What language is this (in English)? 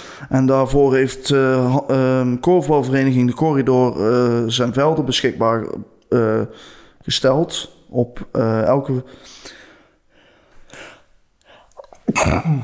Dutch